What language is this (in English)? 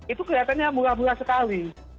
Indonesian